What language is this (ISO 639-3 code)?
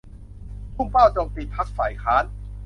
tha